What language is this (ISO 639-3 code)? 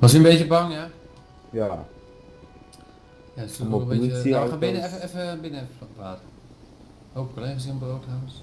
nld